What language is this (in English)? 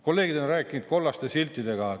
Estonian